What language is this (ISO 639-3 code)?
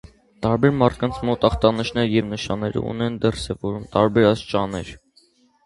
hye